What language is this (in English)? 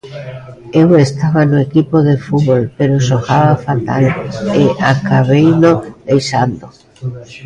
Galician